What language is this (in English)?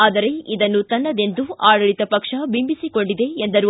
Kannada